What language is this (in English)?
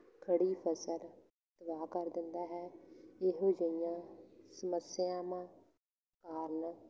Punjabi